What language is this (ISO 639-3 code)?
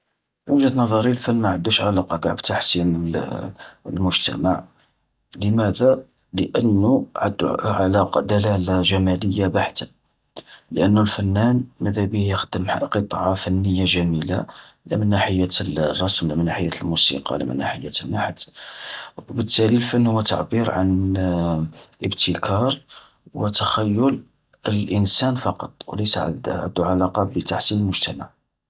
arq